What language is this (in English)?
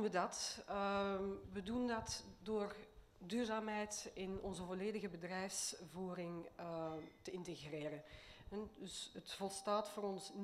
Dutch